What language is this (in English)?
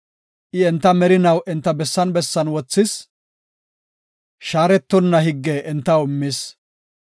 Gofa